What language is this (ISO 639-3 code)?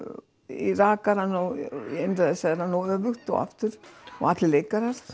isl